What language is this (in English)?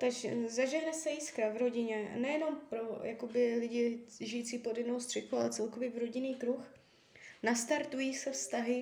Czech